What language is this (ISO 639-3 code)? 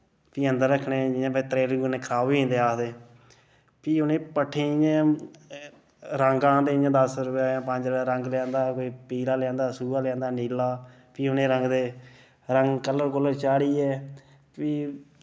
doi